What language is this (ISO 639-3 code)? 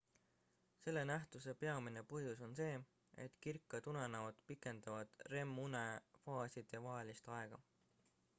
est